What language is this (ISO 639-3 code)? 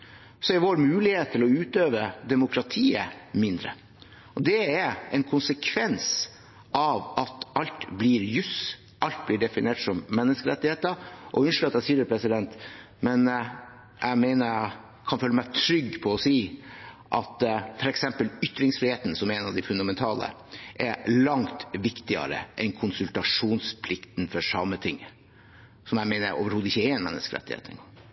nob